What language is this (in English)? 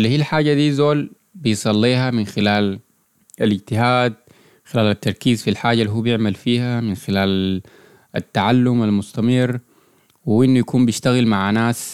Arabic